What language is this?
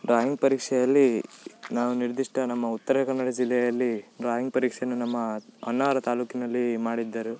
Kannada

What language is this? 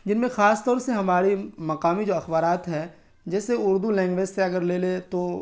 Urdu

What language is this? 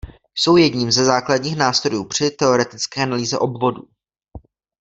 Czech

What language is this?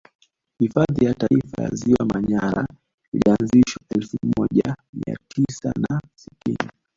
Swahili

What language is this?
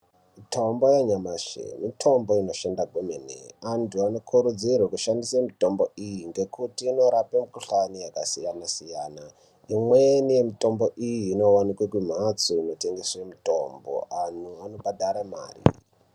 Ndau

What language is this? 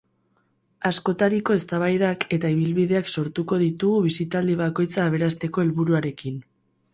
Basque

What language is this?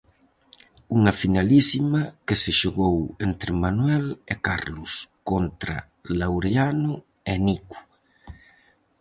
Galician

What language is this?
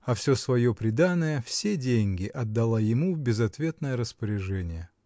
Russian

